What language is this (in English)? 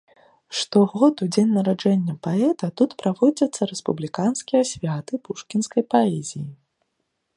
Belarusian